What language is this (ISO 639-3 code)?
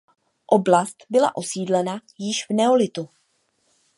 ces